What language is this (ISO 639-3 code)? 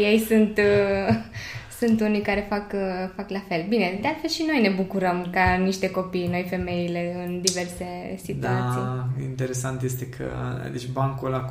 ron